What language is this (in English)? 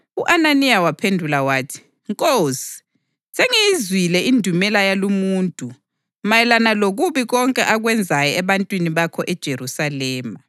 North Ndebele